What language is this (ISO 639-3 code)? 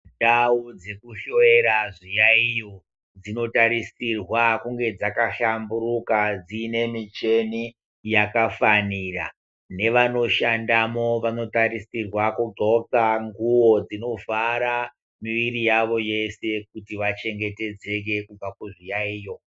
ndc